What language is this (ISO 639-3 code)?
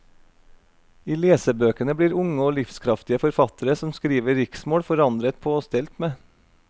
nor